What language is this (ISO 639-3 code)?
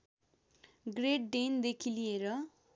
nep